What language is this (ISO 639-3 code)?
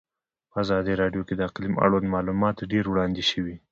pus